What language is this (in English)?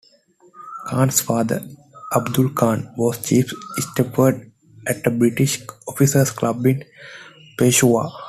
English